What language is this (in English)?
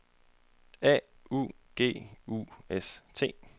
Danish